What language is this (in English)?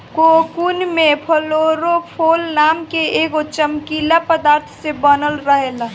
Bhojpuri